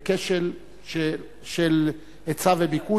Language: Hebrew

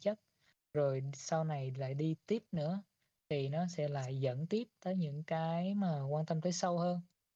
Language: Vietnamese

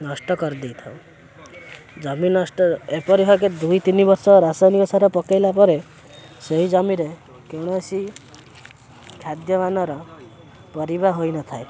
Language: Odia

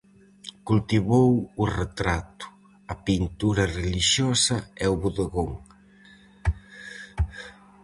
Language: Galician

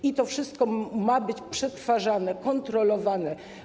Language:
Polish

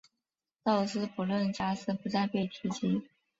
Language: Chinese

